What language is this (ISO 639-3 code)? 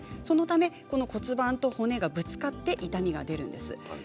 jpn